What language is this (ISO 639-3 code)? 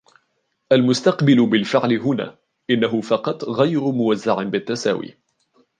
ara